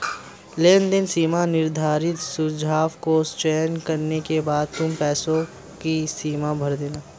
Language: Hindi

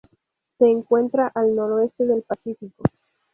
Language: Spanish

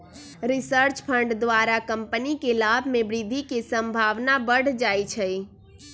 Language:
Magahi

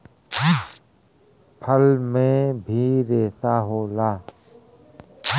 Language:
Bhojpuri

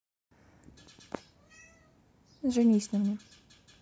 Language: Russian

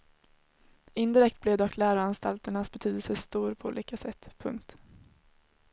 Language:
Swedish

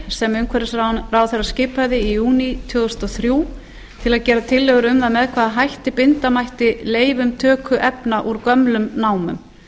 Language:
Icelandic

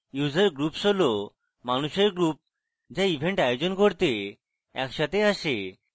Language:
Bangla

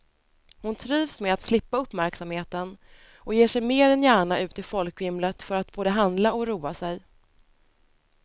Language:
Swedish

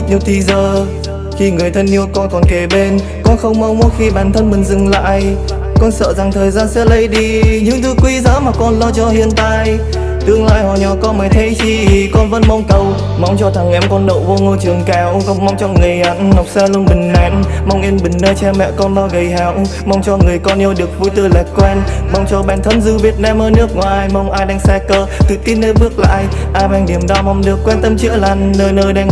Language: Vietnamese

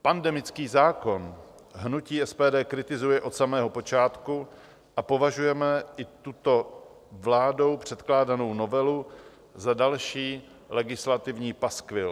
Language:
Czech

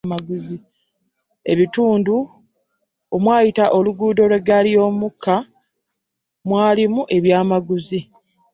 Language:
Ganda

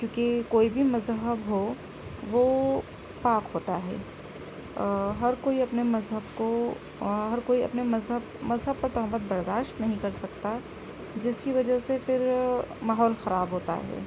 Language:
Urdu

